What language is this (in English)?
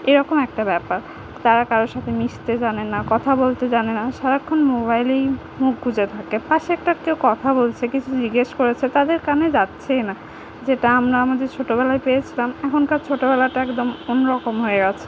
Bangla